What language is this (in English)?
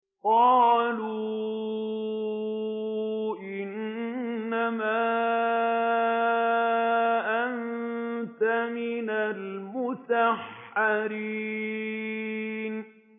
Arabic